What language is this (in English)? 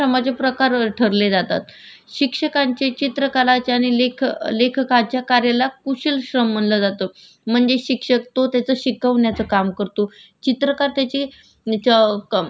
Marathi